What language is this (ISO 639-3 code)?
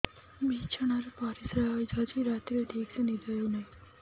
ori